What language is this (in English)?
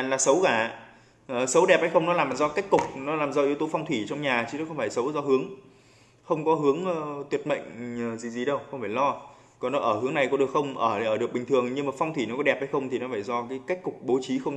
Vietnamese